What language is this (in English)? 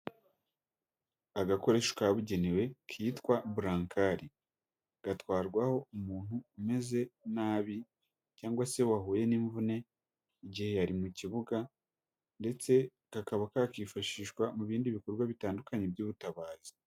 Kinyarwanda